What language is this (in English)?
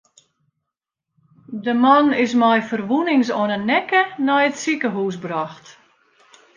Western Frisian